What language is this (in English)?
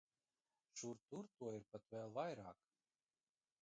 Latvian